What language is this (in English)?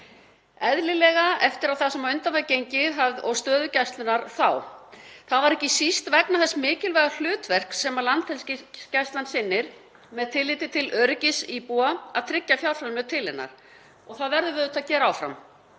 Icelandic